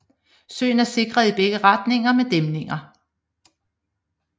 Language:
Danish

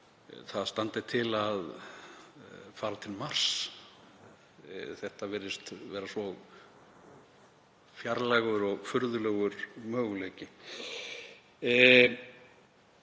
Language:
Icelandic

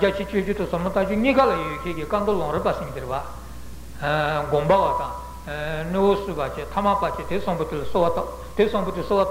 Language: Italian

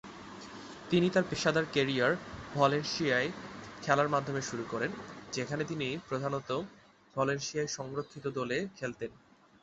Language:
Bangla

